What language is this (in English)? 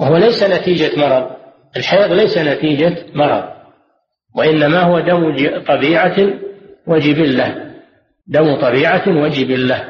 Arabic